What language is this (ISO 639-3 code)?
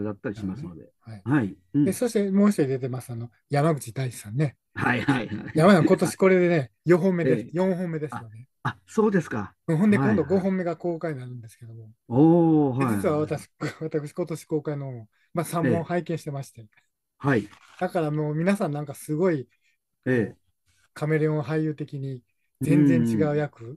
jpn